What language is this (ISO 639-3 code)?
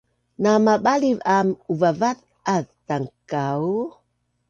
bnn